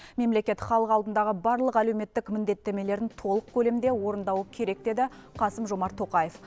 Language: Kazakh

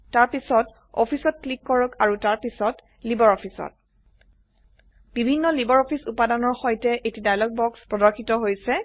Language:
Assamese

